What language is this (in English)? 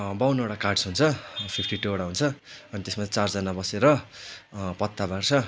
Nepali